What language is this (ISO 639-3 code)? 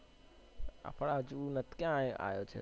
guj